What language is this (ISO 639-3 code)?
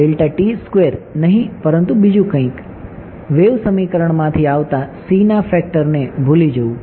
guj